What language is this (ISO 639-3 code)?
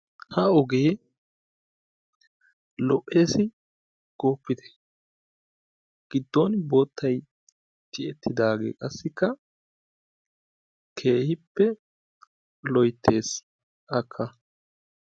wal